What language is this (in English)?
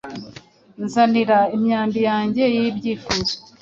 Kinyarwanda